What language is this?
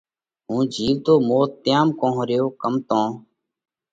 Parkari Koli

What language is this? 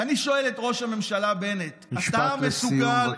Hebrew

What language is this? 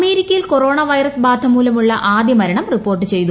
Malayalam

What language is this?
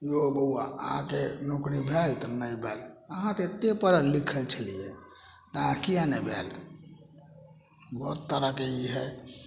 Maithili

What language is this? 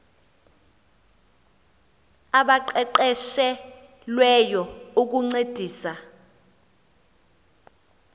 Xhosa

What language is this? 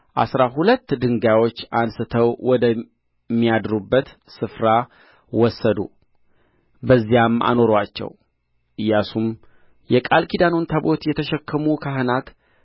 Amharic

